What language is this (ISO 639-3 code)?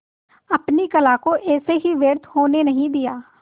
hin